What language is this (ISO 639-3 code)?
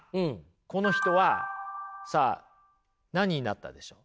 jpn